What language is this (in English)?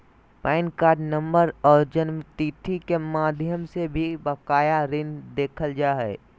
Magahi